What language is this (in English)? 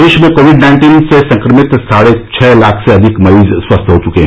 Hindi